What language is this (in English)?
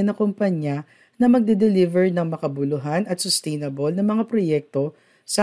Filipino